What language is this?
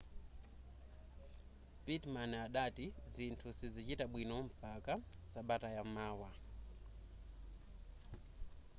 Nyanja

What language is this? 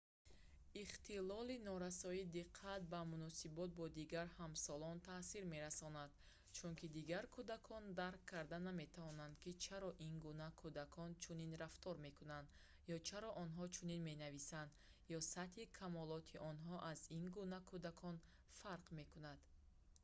Tajik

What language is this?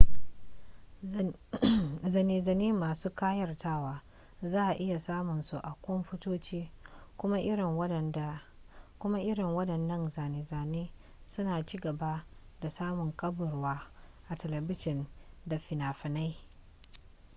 Hausa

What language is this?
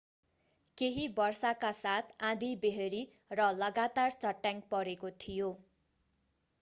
Nepali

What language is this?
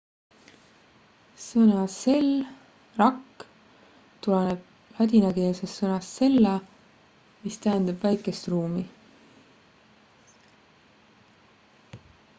Estonian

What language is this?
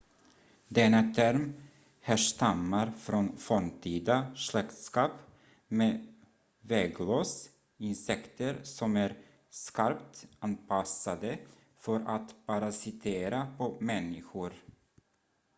Swedish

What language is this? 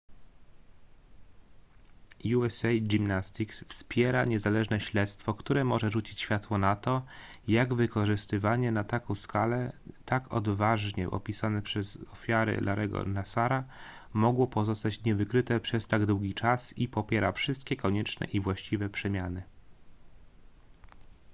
Polish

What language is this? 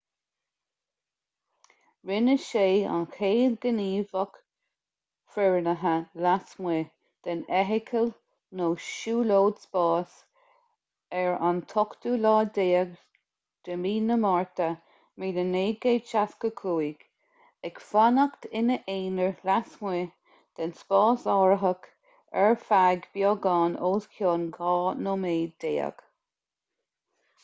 Irish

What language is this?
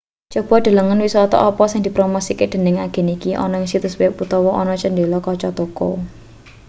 Javanese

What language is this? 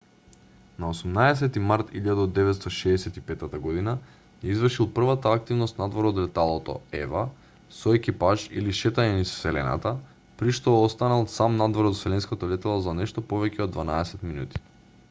Macedonian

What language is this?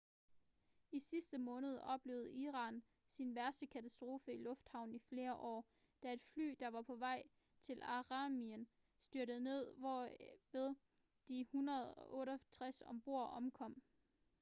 Danish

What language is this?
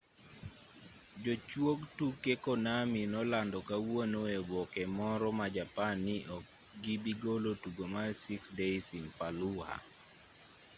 Luo (Kenya and Tanzania)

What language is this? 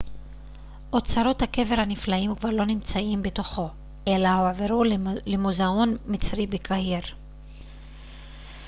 Hebrew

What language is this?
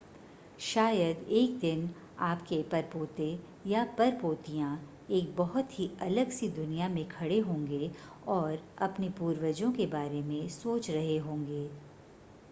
Hindi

